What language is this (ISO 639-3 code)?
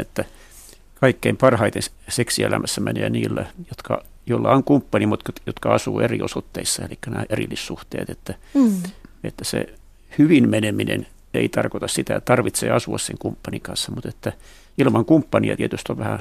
fin